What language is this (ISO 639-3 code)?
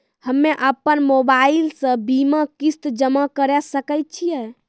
mai